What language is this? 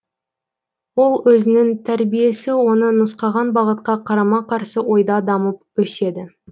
Kazakh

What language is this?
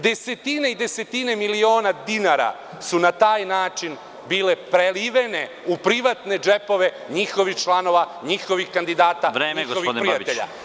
Serbian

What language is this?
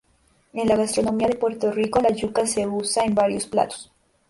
Spanish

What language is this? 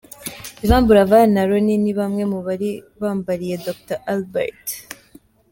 Kinyarwanda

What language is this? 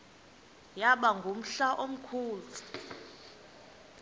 Xhosa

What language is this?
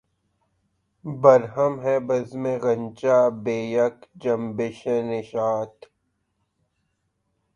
Urdu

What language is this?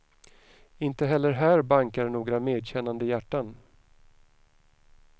Swedish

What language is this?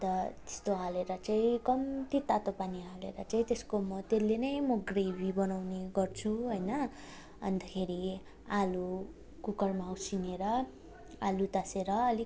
Nepali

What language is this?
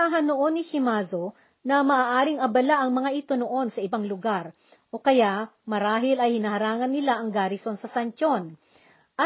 Filipino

